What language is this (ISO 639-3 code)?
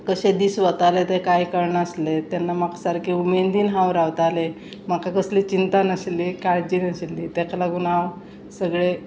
kok